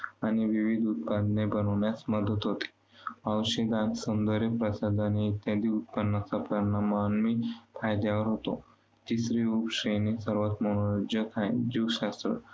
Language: Marathi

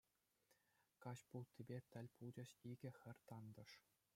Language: Chuvash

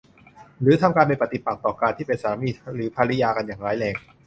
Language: Thai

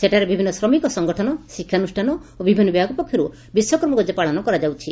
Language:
Odia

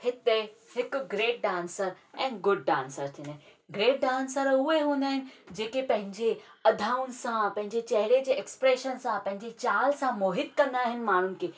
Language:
Sindhi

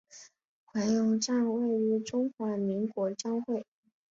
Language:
Chinese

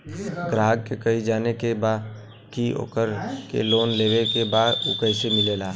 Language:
Bhojpuri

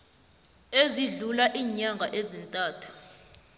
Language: South Ndebele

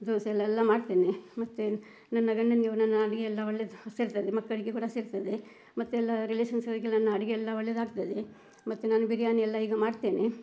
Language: Kannada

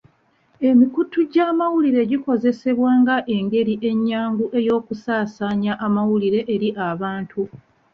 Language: Ganda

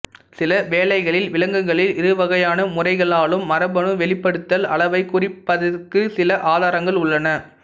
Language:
Tamil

